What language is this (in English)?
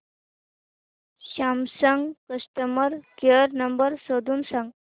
Marathi